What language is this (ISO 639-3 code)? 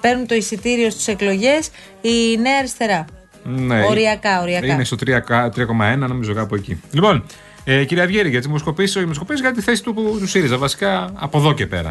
ell